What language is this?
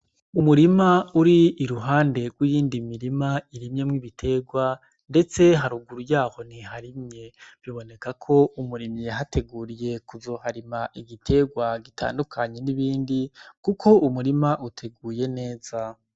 Rundi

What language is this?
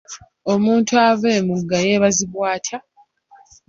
Ganda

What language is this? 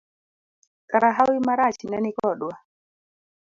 Luo (Kenya and Tanzania)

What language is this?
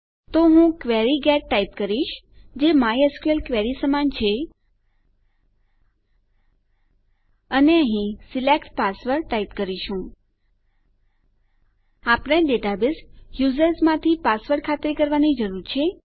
Gujarati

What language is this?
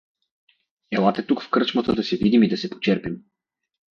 Bulgarian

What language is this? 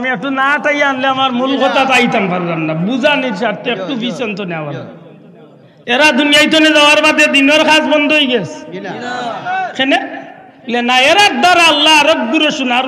Bangla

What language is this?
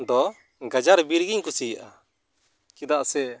Santali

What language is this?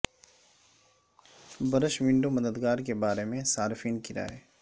Urdu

